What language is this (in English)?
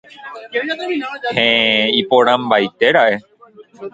Guarani